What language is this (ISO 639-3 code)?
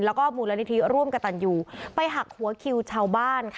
tha